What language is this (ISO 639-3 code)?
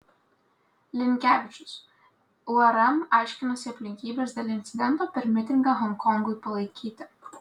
lit